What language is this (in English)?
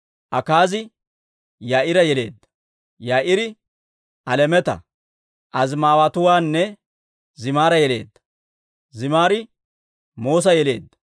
Dawro